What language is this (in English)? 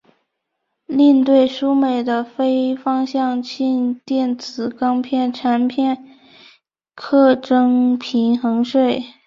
Chinese